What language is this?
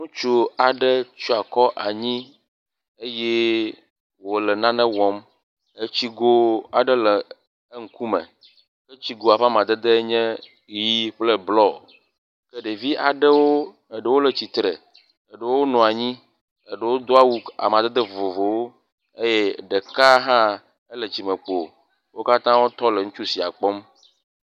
Ewe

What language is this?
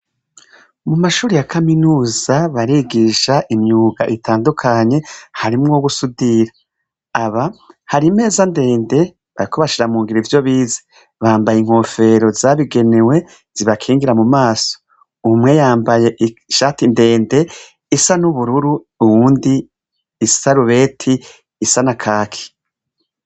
Rundi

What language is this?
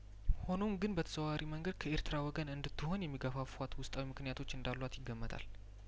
Amharic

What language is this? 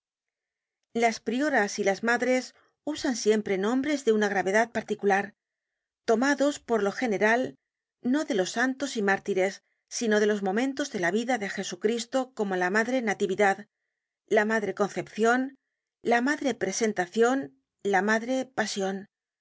Spanish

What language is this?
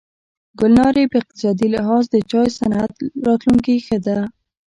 Pashto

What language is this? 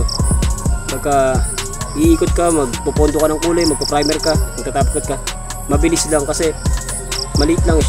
Filipino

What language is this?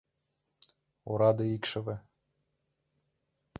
Mari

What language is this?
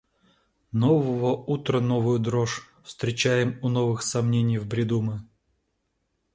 Russian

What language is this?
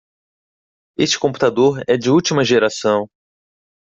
Portuguese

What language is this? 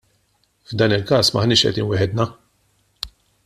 Maltese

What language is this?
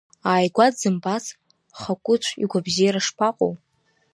Abkhazian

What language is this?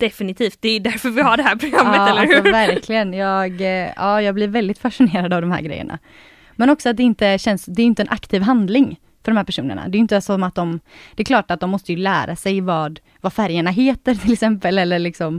Swedish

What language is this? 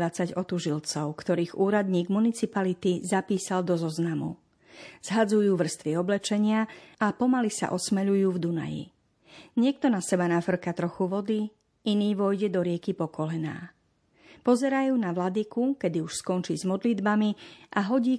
Slovak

